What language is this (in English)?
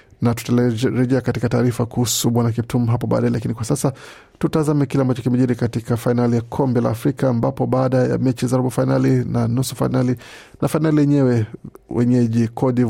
Swahili